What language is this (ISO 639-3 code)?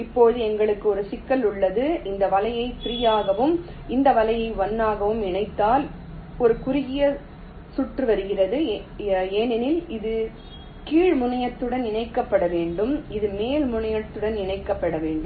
tam